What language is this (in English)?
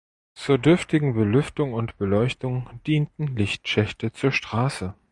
German